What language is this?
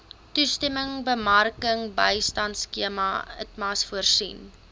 Afrikaans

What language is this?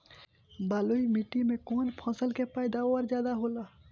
Bhojpuri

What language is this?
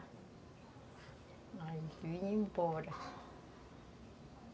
Portuguese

